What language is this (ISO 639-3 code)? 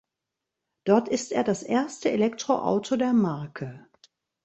deu